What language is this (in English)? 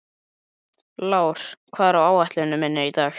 Icelandic